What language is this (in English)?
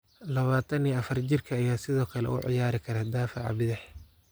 Somali